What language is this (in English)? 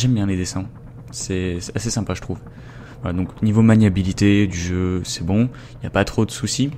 French